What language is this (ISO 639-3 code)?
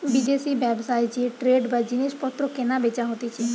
ben